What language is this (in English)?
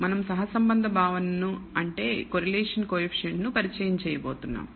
Telugu